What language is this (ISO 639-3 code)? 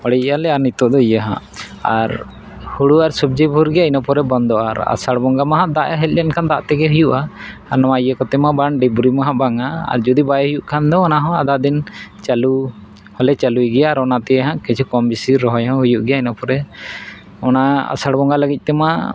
sat